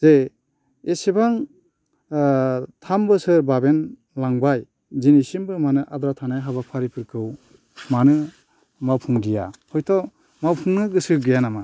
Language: Bodo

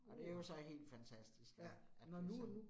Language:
Danish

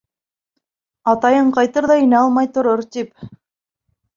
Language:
Bashkir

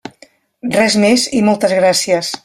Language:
Catalan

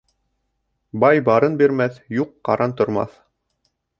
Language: Bashkir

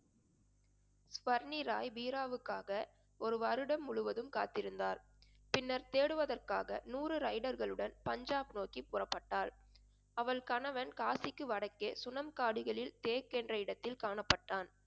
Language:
Tamil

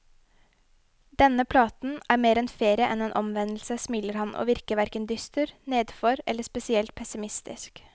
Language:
Norwegian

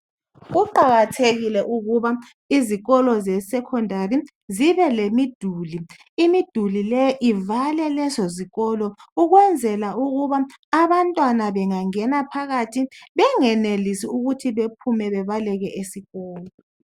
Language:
North Ndebele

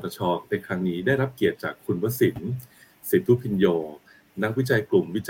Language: Thai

